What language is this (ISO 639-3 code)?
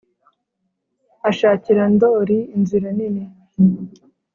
kin